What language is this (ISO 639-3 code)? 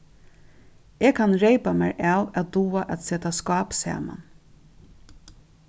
fao